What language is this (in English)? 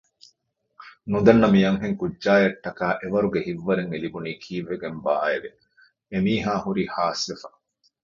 Divehi